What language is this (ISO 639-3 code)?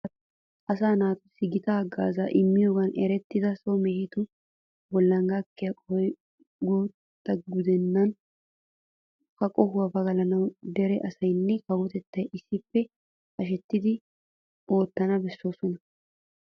wal